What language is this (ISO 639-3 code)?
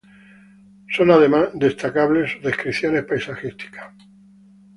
spa